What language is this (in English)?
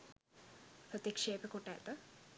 Sinhala